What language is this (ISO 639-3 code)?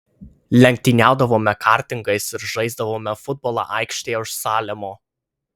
lit